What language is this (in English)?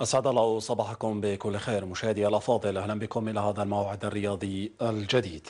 Arabic